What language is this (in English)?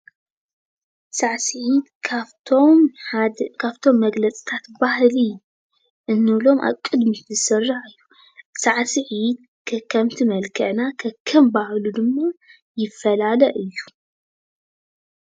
Tigrinya